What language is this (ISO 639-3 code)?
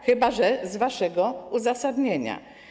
pol